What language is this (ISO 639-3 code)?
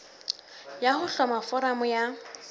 sot